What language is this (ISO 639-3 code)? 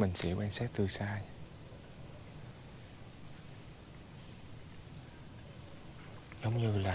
vie